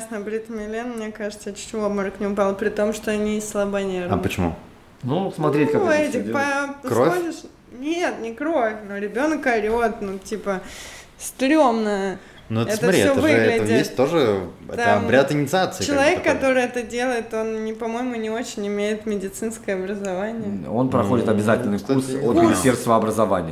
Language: Russian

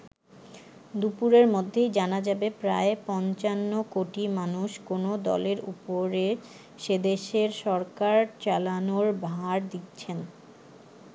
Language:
Bangla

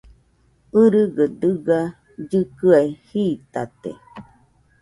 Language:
Nüpode Huitoto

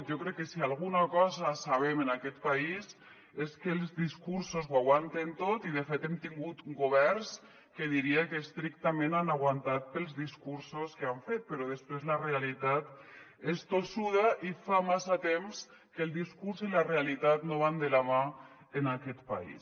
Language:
Catalan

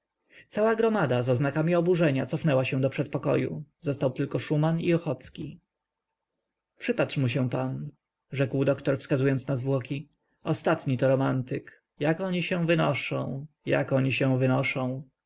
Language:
Polish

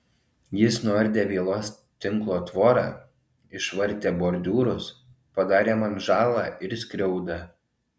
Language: Lithuanian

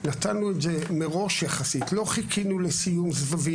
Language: Hebrew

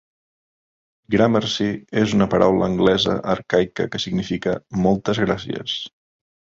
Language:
Catalan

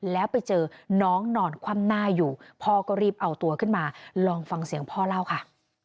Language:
Thai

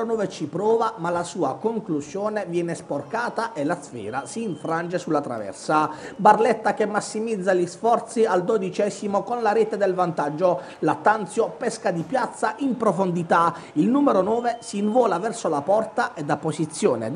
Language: Italian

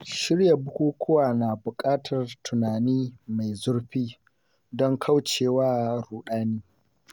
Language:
Hausa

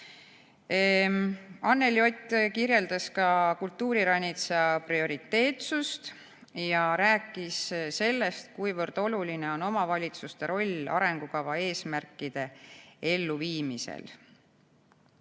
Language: Estonian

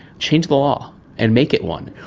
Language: English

